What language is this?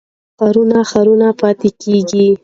Pashto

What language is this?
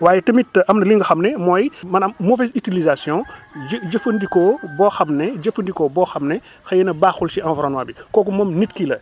Wolof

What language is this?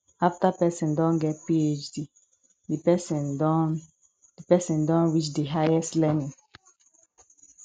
Nigerian Pidgin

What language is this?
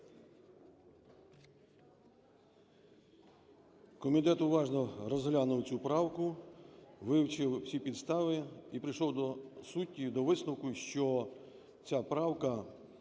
Ukrainian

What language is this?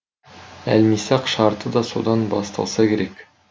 Kazakh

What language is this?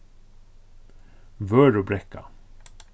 Faroese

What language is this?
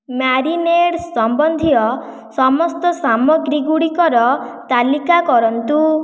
Odia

